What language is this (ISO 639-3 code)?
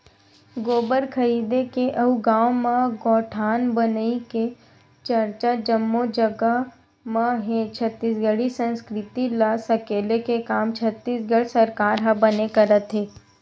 hne